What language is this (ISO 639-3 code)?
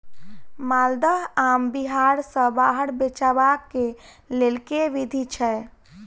mai